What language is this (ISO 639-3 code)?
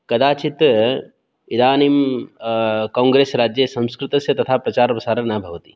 san